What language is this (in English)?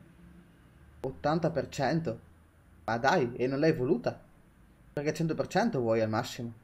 Italian